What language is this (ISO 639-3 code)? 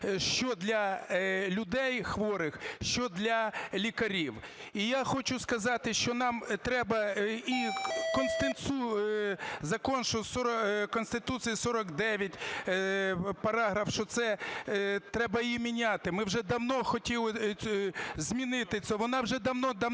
ukr